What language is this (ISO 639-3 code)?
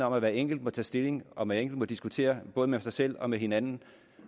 dan